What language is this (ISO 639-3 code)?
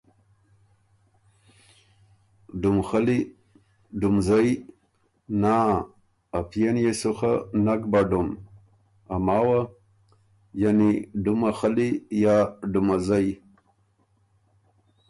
oru